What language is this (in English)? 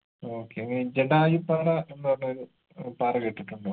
Malayalam